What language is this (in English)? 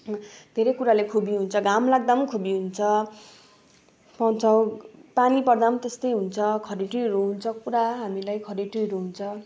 Nepali